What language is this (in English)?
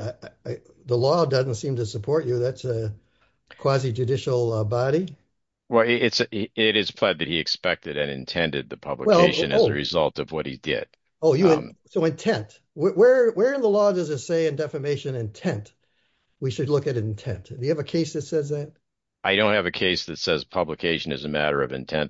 English